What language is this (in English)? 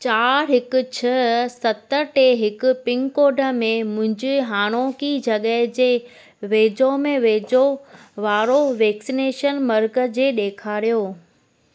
Sindhi